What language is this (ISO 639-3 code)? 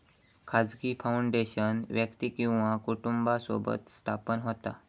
mar